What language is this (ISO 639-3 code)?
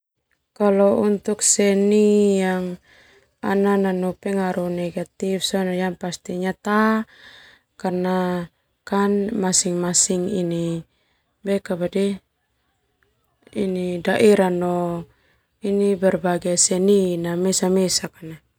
twu